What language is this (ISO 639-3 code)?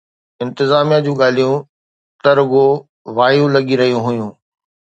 snd